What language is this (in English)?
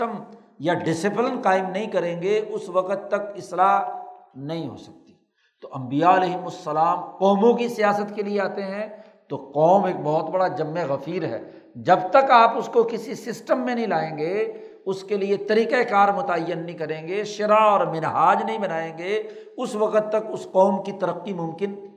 Urdu